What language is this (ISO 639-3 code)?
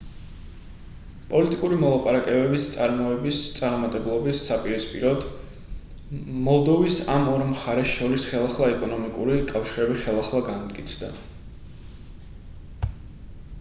kat